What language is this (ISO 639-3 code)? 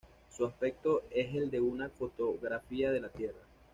spa